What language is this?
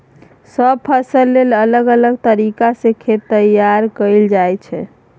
Maithili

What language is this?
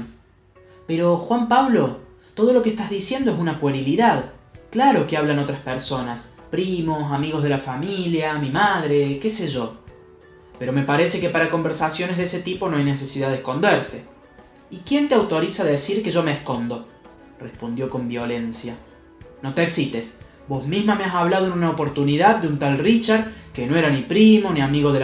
Spanish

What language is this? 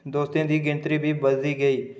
Dogri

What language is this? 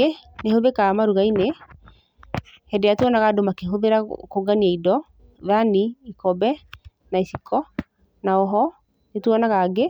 Kikuyu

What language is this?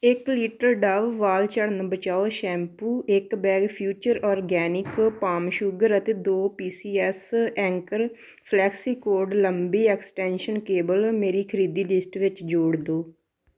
Punjabi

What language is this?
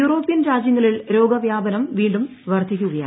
Malayalam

